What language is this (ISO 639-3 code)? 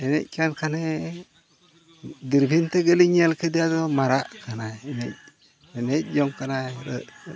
sat